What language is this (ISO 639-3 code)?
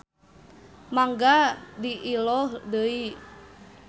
sun